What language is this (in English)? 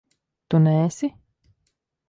Latvian